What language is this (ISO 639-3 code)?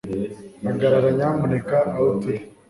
kin